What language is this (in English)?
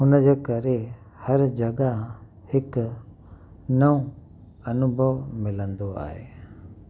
Sindhi